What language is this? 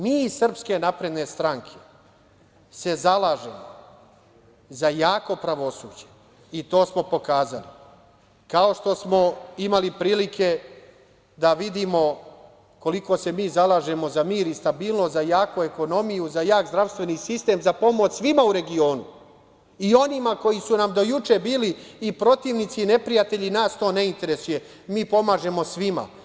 Serbian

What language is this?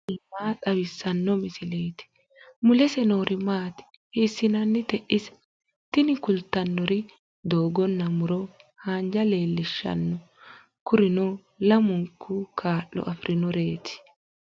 Sidamo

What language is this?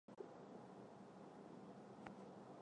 Chinese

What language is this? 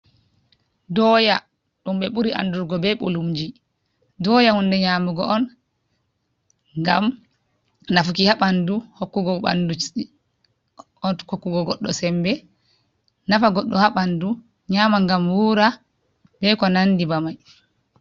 Fula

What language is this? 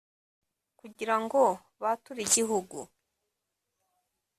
Kinyarwanda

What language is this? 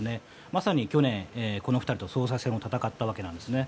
Japanese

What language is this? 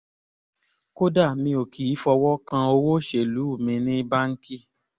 Yoruba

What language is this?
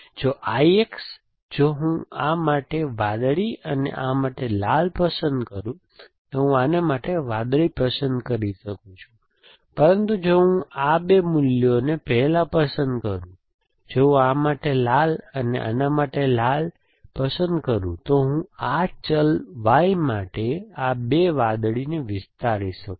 Gujarati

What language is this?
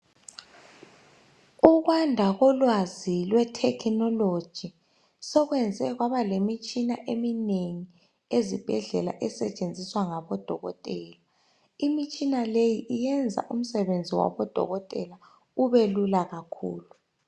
North Ndebele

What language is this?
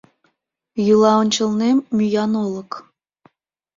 Mari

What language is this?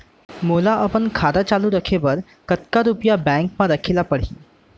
Chhattisgarhi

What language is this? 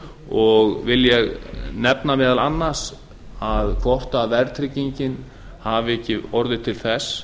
Icelandic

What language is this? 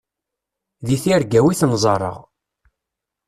Kabyle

